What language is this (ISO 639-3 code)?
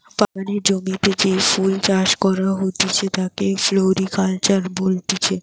ben